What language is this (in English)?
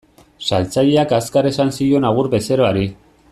Basque